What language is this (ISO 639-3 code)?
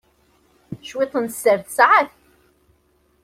kab